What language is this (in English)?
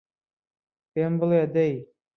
Central Kurdish